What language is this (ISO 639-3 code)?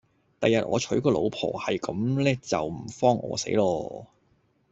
yue